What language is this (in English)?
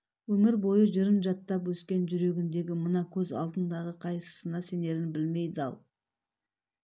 Kazakh